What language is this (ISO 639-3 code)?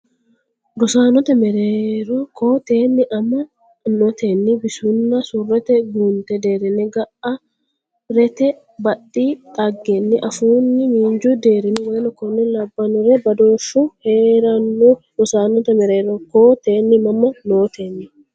sid